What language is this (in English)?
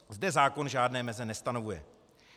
Czech